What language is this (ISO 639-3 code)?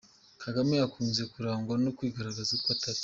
kin